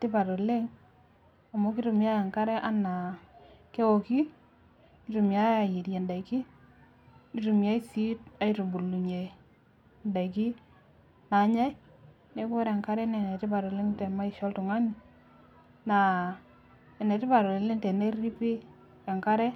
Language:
Masai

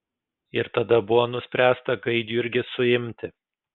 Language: Lithuanian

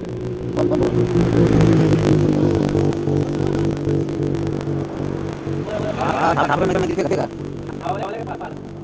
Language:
Chhattisgarhi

